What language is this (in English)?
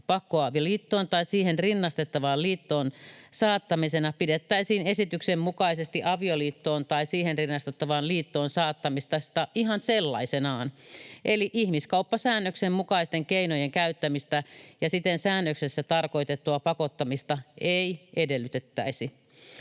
Finnish